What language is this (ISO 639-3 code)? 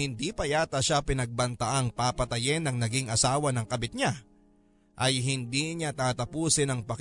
fil